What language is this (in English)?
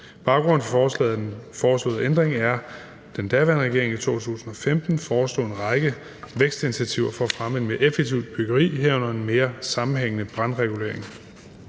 Danish